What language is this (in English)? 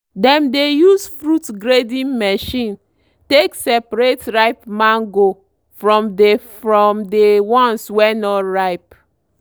Nigerian Pidgin